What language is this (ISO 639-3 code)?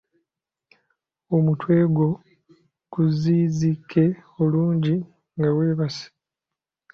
lug